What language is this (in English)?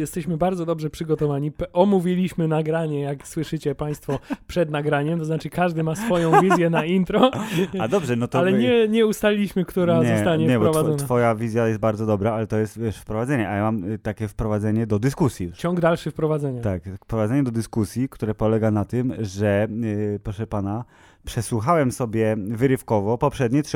Polish